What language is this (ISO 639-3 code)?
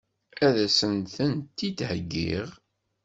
kab